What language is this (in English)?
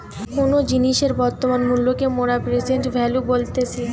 Bangla